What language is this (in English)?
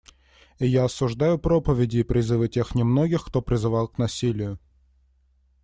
Russian